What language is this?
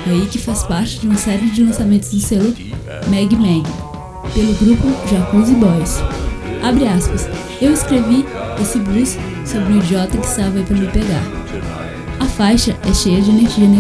Portuguese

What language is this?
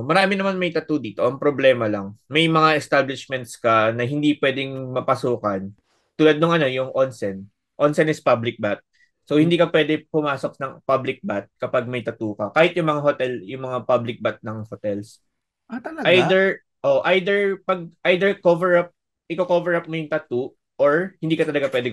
Filipino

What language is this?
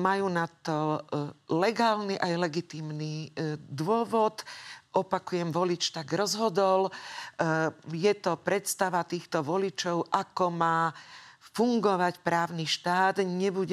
Slovak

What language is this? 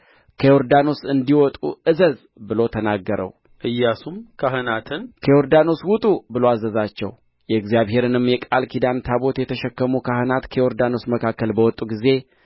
Amharic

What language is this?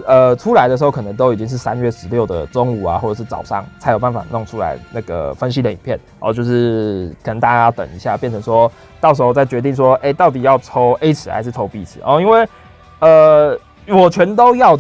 Chinese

